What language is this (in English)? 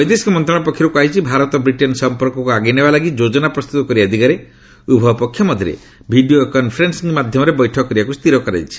Odia